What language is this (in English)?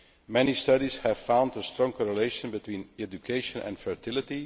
English